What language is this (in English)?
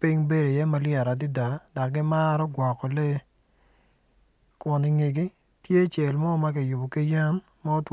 Acoli